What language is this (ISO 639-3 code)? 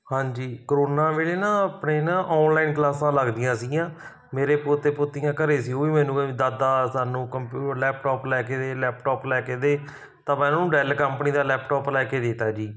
pan